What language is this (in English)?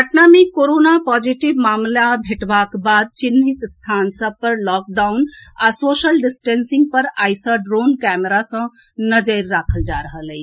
Maithili